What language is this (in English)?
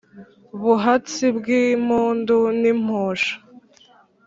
Kinyarwanda